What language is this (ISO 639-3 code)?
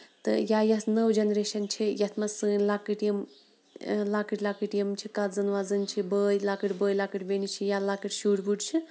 kas